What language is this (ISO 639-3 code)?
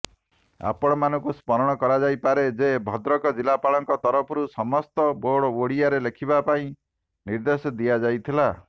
ori